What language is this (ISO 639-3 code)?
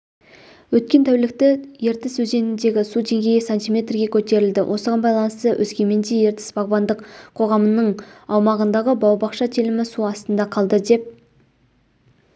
kaz